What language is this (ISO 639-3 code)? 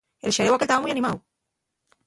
ast